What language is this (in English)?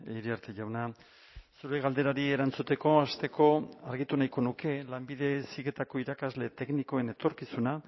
Basque